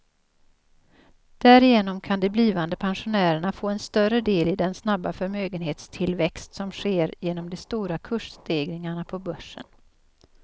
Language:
Swedish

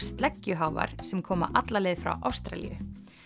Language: Icelandic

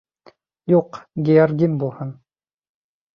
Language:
Bashkir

